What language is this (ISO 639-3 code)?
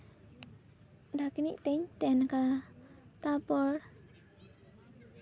sat